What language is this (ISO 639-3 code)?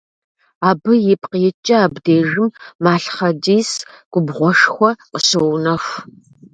kbd